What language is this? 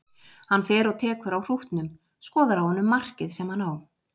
Icelandic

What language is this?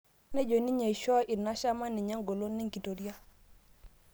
Masai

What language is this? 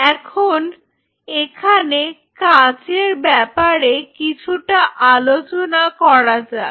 Bangla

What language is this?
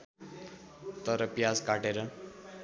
Nepali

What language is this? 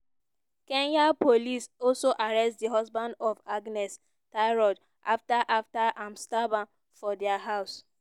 Nigerian Pidgin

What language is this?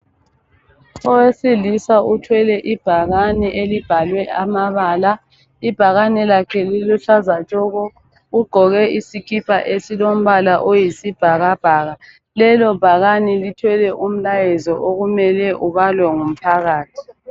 North Ndebele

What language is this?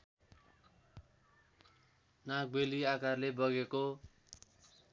Nepali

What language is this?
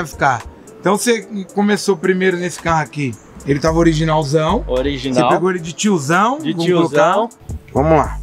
Portuguese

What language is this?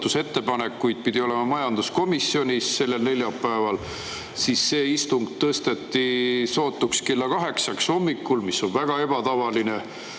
Estonian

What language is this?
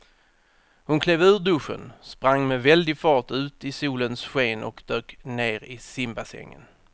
Swedish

